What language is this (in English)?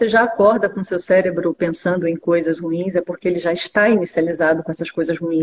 Portuguese